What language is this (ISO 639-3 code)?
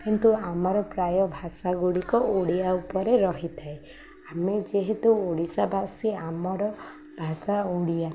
ori